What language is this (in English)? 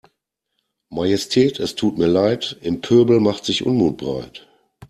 German